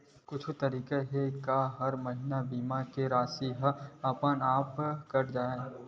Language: Chhattisgarhi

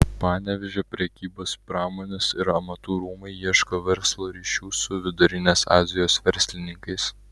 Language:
Lithuanian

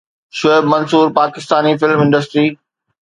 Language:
Sindhi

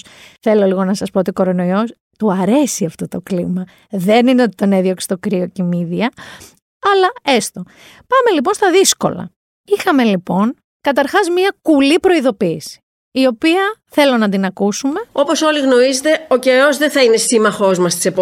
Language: Greek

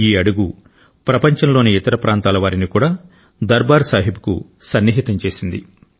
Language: Telugu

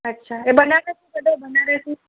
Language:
Sindhi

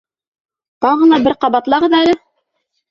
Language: Bashkir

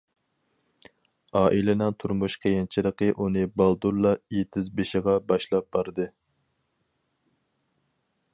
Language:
Uyghur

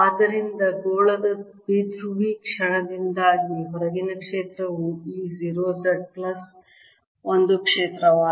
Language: Kannada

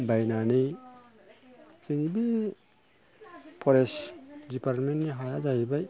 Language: Bodo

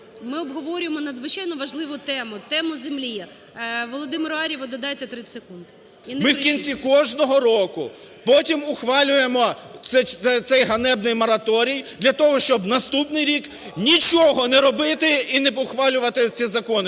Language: Ukrainian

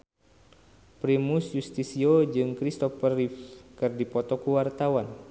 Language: Sundanese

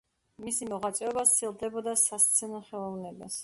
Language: Georgian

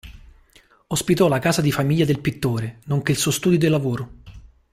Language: Italian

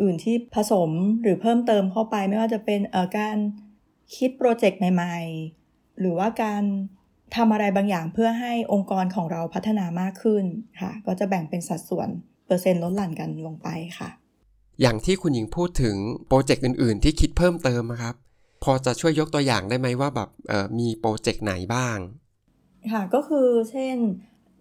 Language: Thai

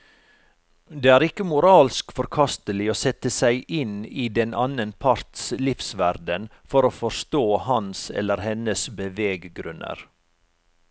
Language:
Norwegian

